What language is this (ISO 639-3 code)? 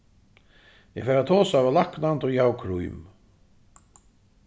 fao